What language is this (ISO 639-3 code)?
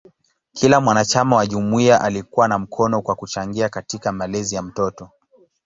swa